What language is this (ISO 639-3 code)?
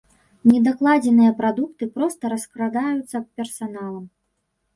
bel